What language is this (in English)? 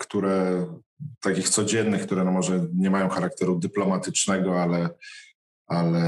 Polish